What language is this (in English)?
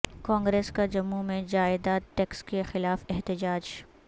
Urdu